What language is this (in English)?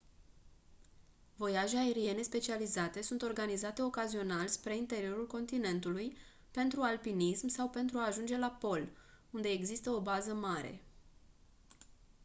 Romanian